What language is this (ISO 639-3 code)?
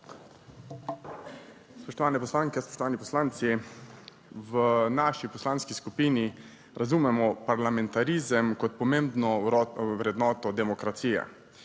slv